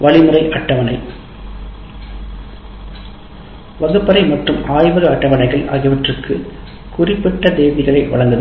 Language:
Tamil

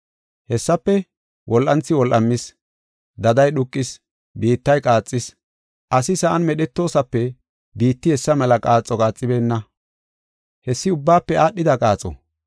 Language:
Gofa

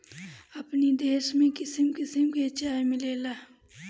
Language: Bhojpuri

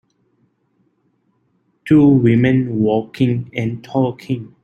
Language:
English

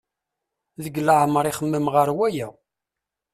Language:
Kabyle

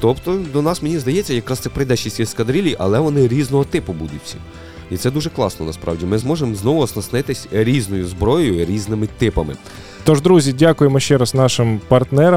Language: Ukrainian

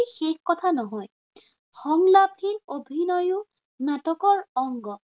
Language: Assamese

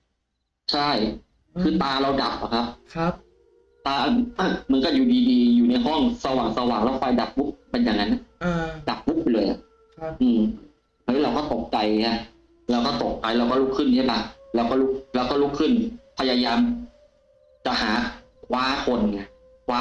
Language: Thai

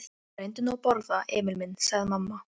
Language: Icelandic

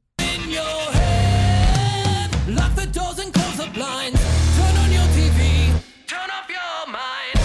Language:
English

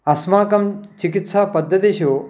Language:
Sanskrit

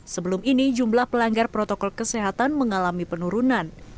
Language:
Indonesian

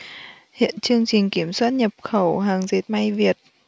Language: Vietnamese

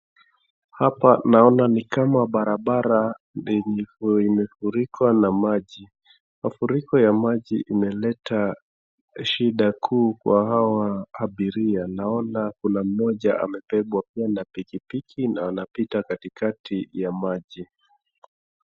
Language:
Swahili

